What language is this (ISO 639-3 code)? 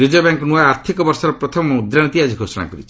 ori